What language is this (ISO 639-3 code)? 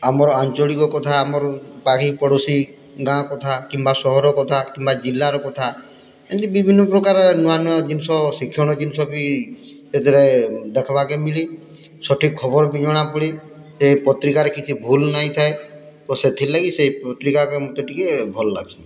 ori